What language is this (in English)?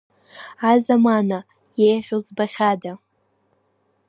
Abkhazian